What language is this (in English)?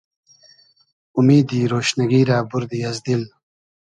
Hazaragi